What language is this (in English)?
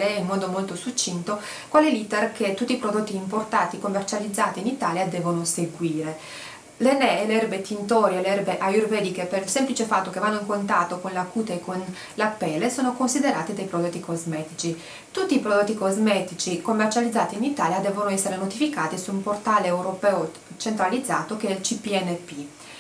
Italian